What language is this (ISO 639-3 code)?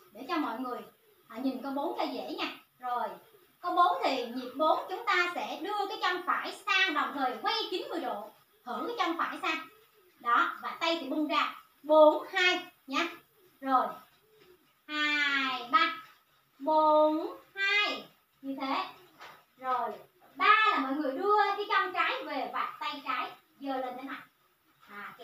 vie